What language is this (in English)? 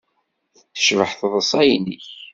Kabyle